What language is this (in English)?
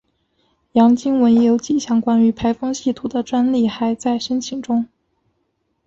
Chinese